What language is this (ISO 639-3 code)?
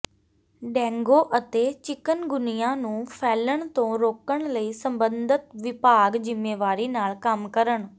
pan